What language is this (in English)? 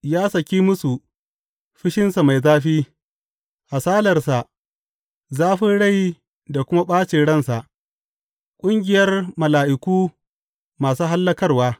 Hausa